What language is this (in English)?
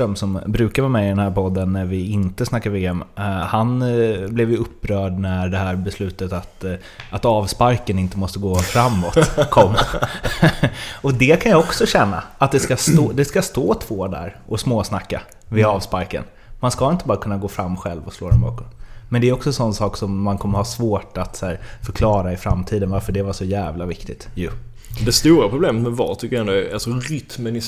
Swedish